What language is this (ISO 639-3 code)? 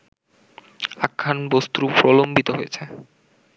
ben